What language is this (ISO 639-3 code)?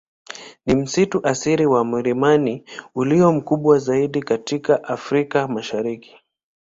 swa